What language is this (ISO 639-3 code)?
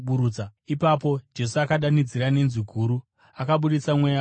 sna